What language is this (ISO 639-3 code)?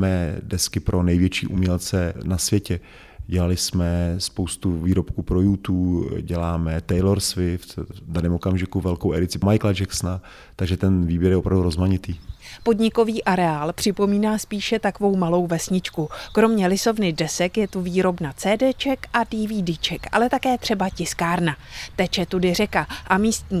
ces